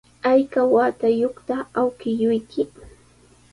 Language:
Sihuas Ancash Quechua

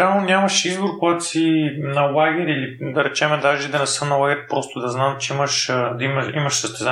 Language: Bulgarian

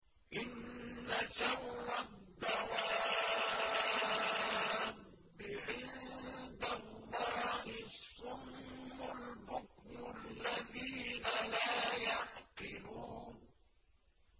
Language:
Arabic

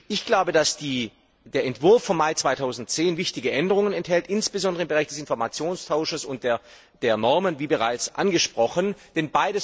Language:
German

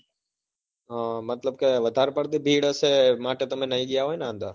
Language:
Gujarati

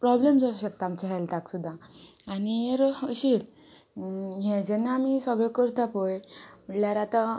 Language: Konkani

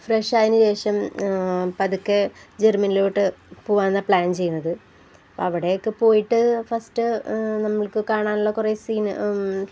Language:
Malayalam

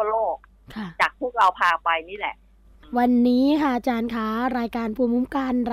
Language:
Thai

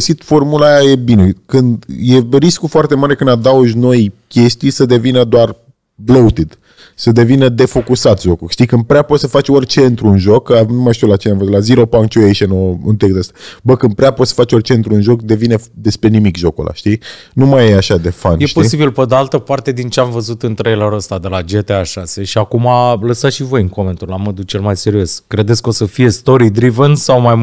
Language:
Romanian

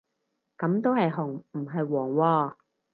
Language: Cantonese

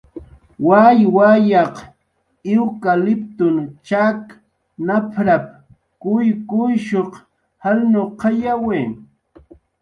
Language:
Jaqaru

